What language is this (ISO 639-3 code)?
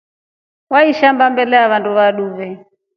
rof